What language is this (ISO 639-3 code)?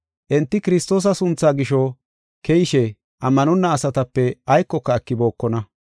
gof